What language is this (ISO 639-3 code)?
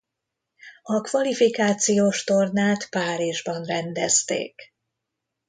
hun